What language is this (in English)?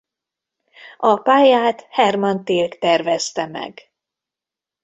Hungarian